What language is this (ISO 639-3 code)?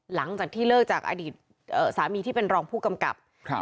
tha